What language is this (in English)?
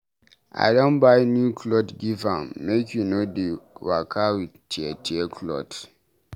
Nigerian Pidgin